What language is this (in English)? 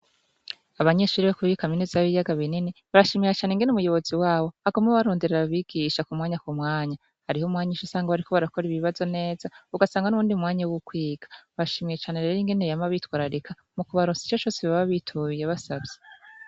Rundi